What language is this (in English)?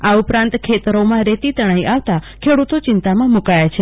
Gujarati